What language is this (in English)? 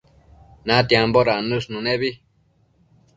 Matsés